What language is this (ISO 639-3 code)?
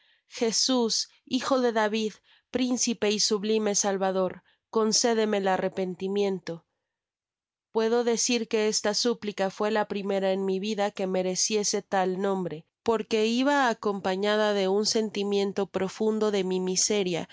spa